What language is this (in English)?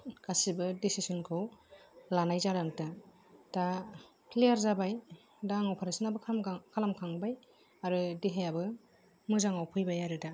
Bodo